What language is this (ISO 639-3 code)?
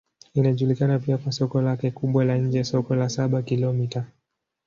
swa